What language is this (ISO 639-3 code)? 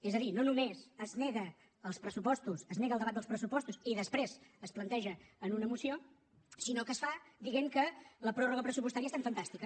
cat